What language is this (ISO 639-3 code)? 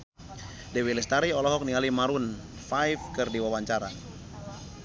sun